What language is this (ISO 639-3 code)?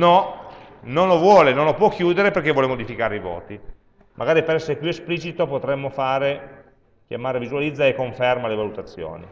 ita